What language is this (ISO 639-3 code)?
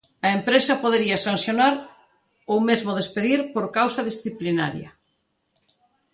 glg